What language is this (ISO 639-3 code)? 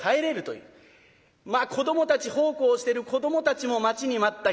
jpn